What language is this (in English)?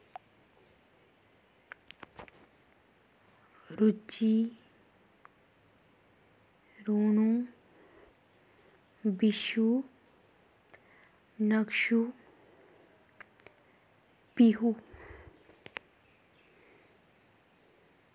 Dogri